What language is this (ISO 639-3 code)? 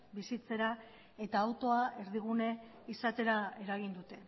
eus